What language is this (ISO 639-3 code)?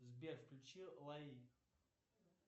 rus